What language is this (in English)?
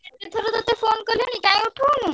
Odia